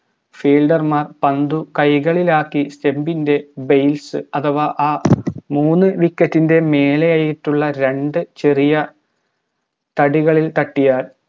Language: Malayalam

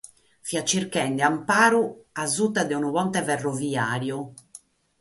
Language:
Sardinian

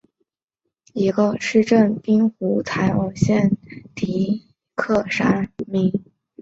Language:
Chinese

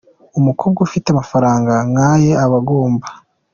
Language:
Kinyarwanda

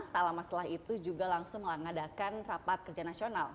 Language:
Indonesian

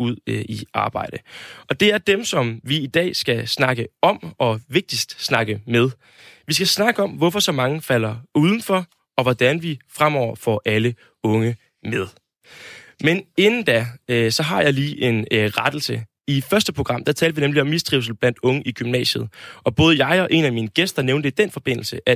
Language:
Danish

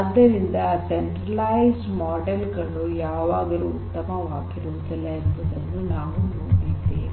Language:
Kannada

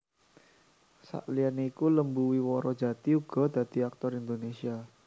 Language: Javanese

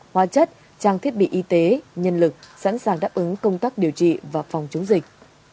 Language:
Vietnamese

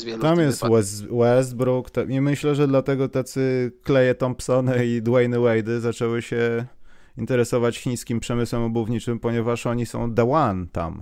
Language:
Polish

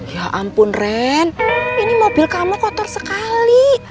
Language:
Indonesian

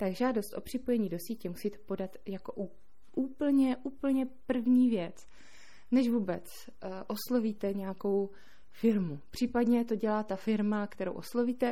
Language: Czech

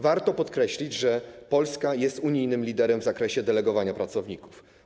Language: Polish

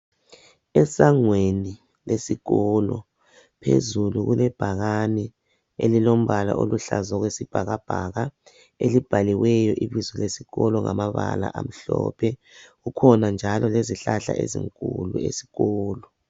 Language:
North Ndebele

